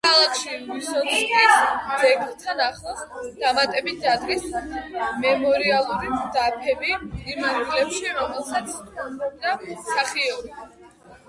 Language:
Georgian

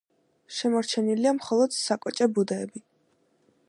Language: Georgian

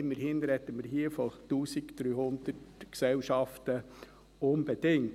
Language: Swiss German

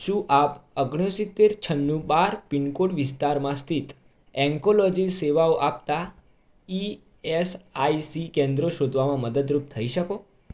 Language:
Gujarati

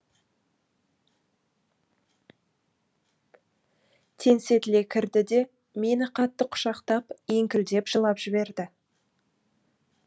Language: Kazakh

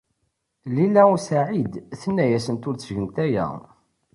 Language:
Kabyle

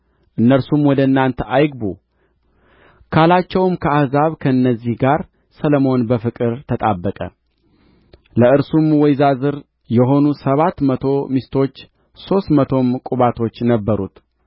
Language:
Amharic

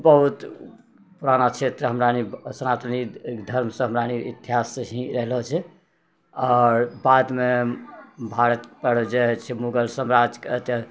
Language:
Maithili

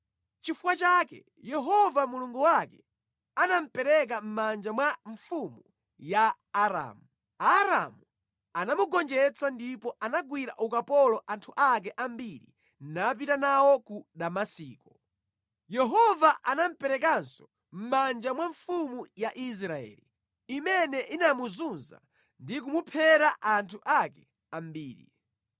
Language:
Nyanja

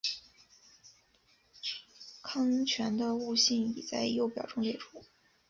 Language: Chinese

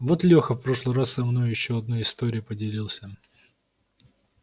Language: Russian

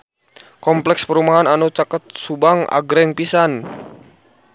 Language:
Sundanese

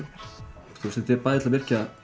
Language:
Icelandic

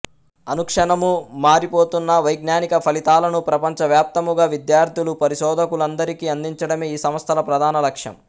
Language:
Telugu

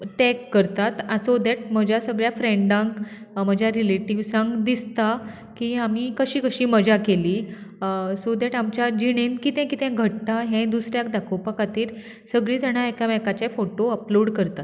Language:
Konkani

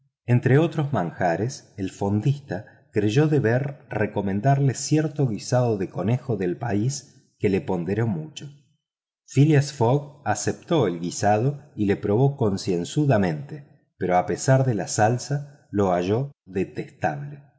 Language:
Spanish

